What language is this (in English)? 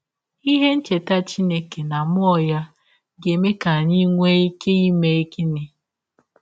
Igbo